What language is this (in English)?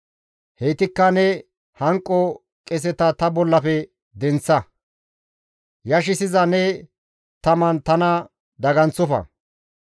Gamo